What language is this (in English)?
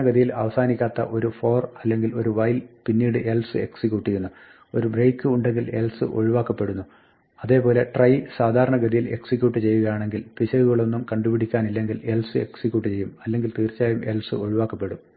Malayalam